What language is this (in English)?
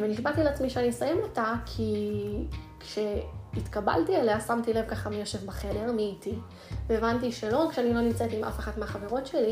Hebrew